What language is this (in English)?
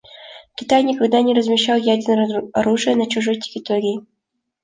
Russian